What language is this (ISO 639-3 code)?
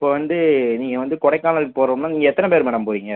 tam